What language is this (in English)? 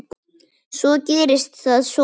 Icelandic